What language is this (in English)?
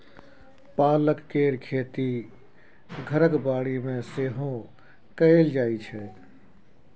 Maithili